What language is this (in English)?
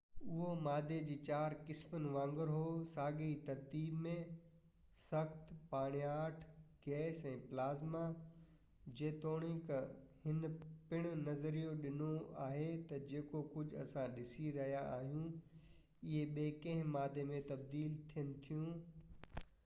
Sindhi